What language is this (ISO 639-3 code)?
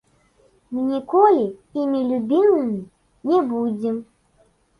bel